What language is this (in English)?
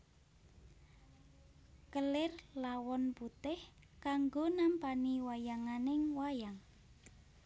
Javanese